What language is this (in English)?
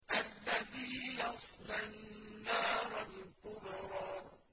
Arabic